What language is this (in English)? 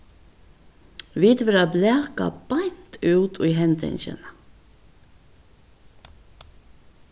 Faroese